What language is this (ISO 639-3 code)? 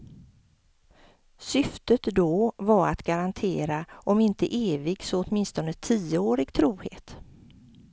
swe